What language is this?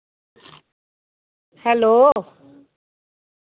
Dogri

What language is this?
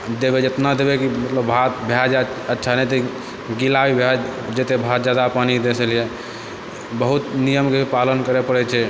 Maithili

